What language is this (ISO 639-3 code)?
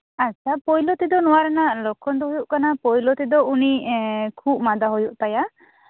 sat